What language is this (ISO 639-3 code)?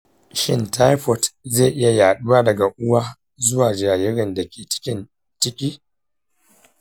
hau